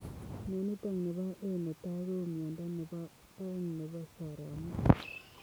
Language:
Kalenjin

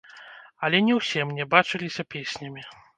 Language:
Belarusian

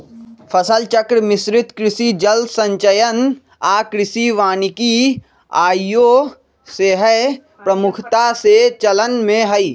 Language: Magahi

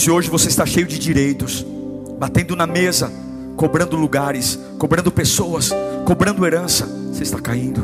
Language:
Portuguese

